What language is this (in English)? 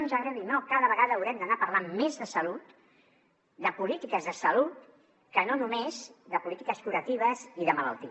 Catalan